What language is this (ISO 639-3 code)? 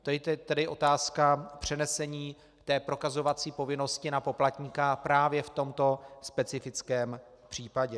ces